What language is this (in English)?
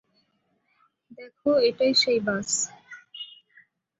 Bangla